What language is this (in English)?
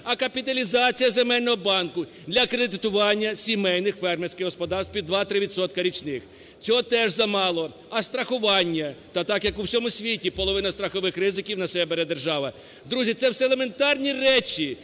Ukrainian